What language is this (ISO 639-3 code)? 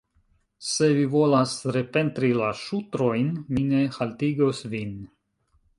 epo